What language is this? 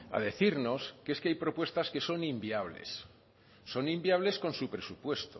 Spanish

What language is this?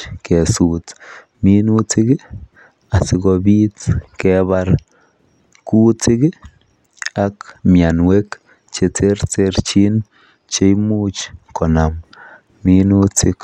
Kalenjin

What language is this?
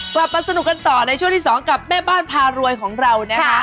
Thai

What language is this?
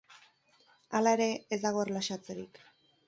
Basque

